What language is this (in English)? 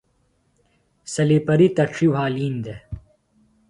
Phalura